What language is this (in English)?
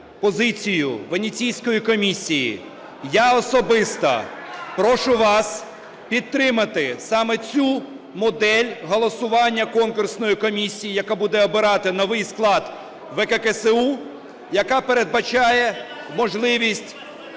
Ukrainian